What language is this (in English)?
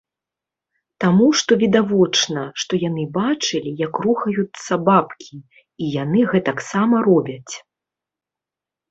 Belarusian